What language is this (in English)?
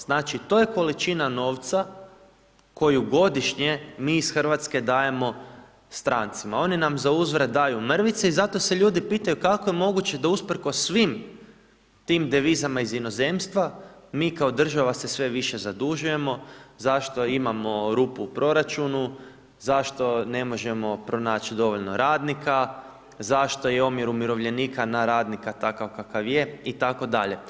Croatian